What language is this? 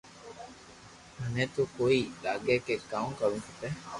Loarki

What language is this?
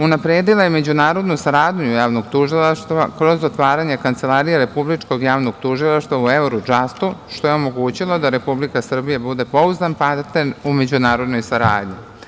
Serbian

